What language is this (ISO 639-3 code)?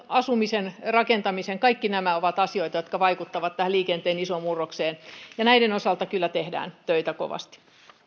fin